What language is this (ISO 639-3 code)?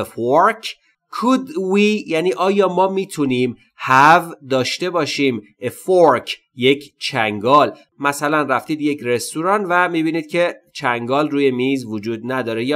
fas